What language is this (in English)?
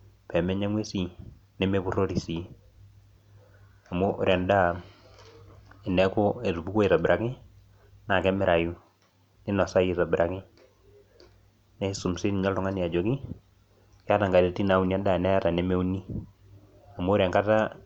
Masai